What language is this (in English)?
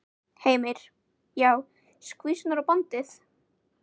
Icelandic